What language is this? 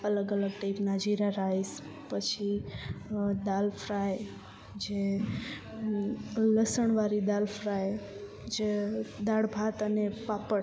Gujarati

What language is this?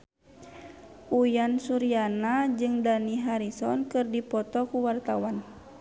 Sundanese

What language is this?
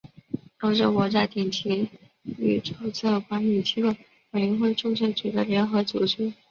Chinese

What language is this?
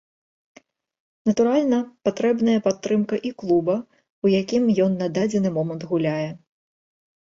Belarusian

